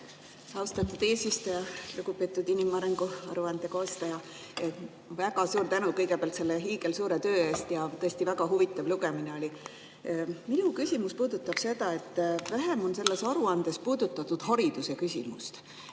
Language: Estonian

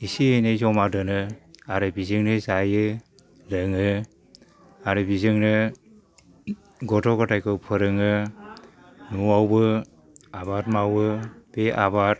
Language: Bodo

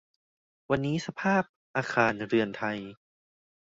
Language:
Thai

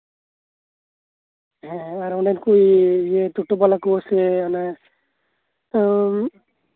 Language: Santali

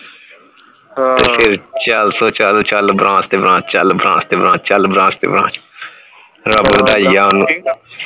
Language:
Punjabi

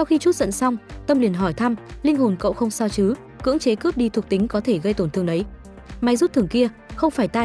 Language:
Vietnamese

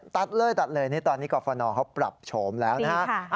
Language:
Thai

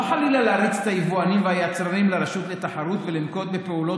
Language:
Hebrew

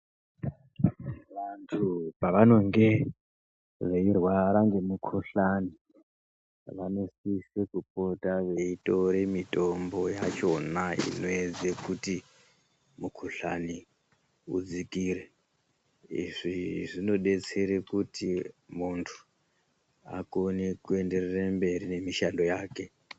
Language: Ndau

